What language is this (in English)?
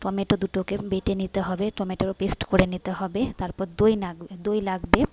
Bangla